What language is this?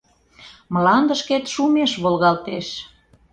Mari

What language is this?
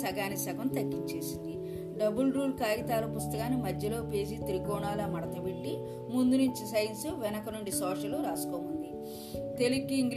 Telugu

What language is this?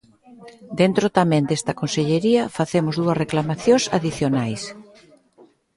Galician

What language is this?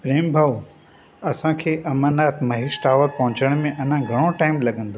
Sindhi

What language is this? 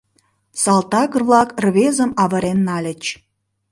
Mari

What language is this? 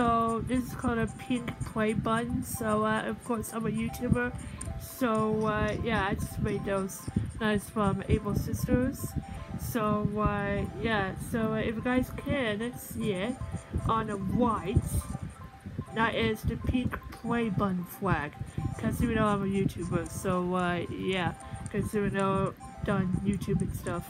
English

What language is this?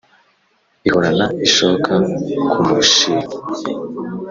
Kinyarwanda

